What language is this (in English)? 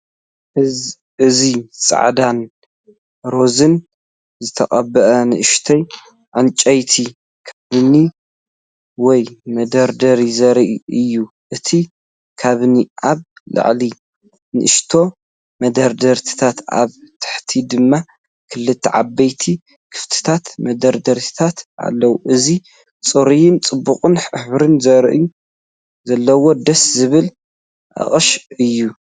Tigrinya